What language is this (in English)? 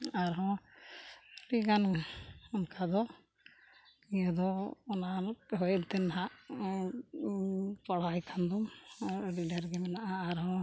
Santali